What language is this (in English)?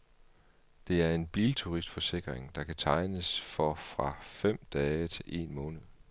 Danish